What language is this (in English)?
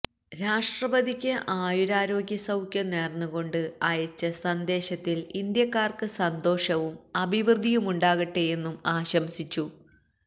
Malayalam